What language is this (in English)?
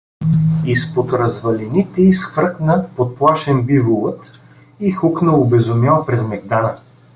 Bulgarian